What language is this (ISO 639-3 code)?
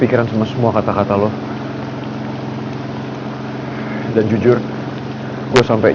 ind